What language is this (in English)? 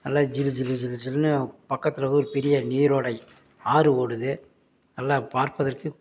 Tamil